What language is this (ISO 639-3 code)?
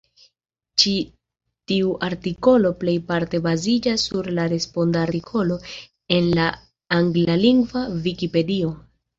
epo